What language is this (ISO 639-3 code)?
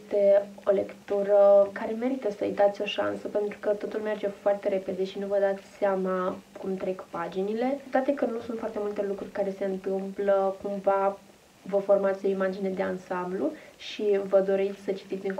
ron